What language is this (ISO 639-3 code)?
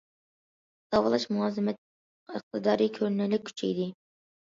uig